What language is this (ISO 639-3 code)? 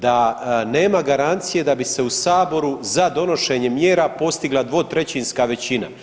hrv